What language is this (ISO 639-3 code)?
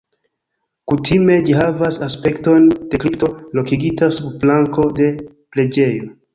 epo